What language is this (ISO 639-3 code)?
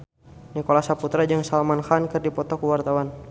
sun